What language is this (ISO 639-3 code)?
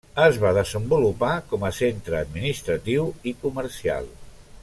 cat